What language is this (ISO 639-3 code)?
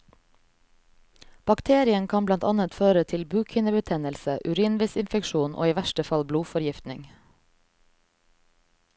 nor